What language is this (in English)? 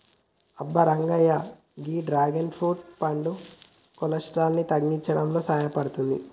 Telugu